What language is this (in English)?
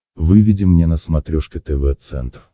Russian